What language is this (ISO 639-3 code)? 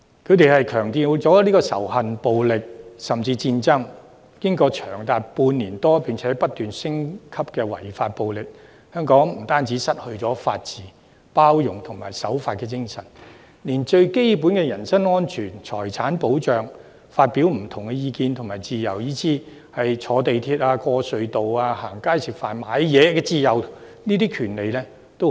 yue